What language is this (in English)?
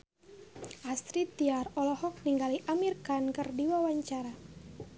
Sundanese